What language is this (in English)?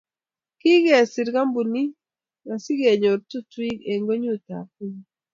Kalenjin